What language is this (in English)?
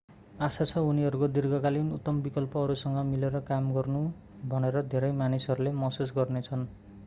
Nepali